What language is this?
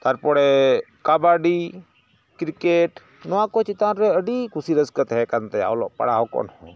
Santali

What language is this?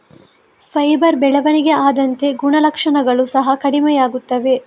Kannada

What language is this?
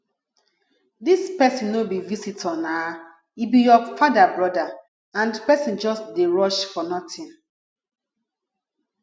Nigerian Pidgin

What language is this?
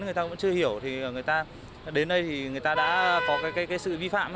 Vietnamese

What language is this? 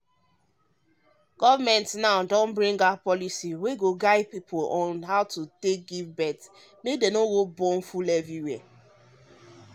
Nigerian Pidgin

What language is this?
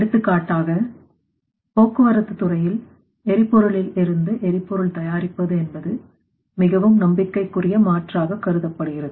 Tamil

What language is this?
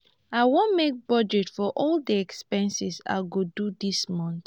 Nigerian Pidgin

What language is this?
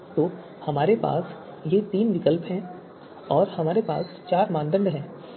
Hindi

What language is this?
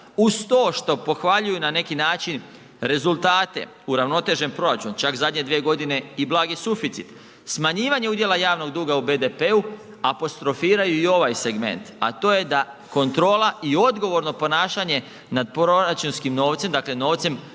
Croatian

